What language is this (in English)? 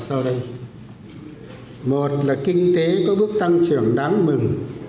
Vietnamese